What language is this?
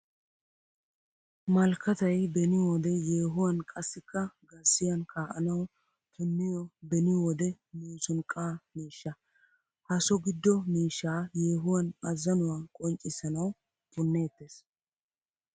Wolaytta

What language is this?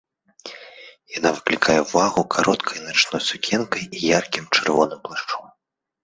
Belarusian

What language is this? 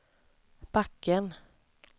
Swedish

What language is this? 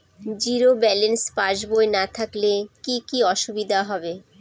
Bangla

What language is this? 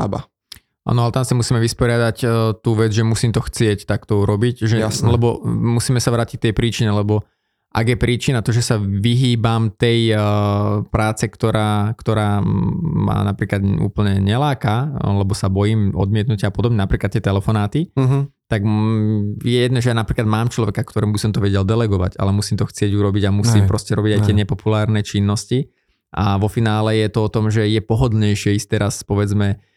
Slovak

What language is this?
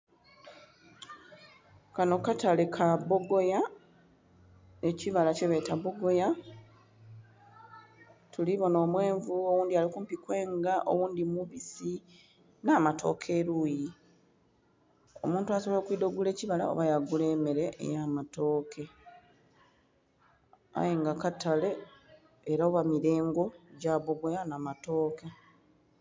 Soga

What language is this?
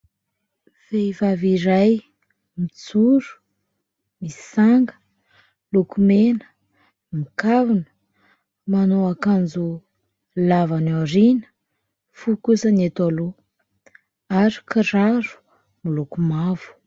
Malagasy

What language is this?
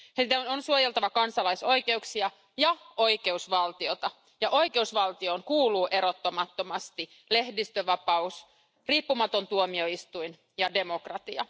Finnish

